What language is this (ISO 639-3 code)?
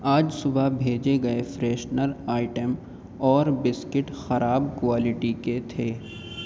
urd